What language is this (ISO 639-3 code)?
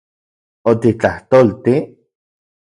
ncx